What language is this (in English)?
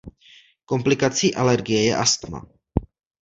Czech